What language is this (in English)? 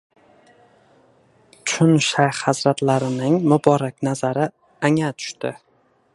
Uzbek